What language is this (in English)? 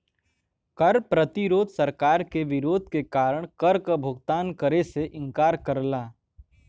Bhojpuri